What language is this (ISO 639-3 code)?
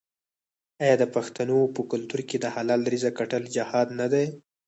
pus